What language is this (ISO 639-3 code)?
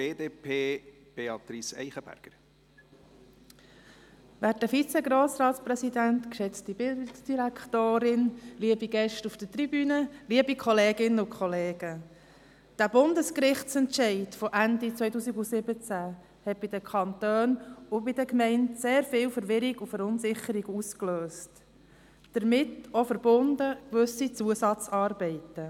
gsw